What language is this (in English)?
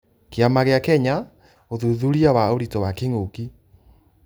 Kikuyu